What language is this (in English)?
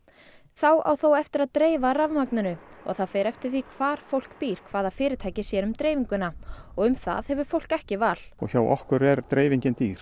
Icelandic